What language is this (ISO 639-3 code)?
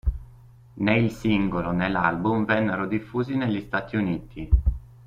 ita